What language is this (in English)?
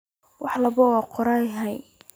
Somali